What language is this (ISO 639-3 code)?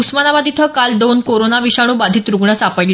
mar